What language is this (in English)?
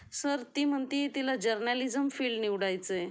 Marathi